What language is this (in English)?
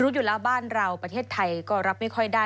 Thai